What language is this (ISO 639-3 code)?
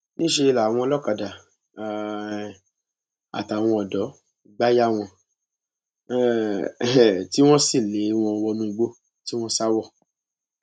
yor